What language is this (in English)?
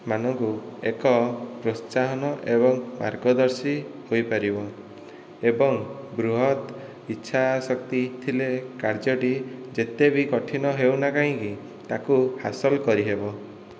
Odia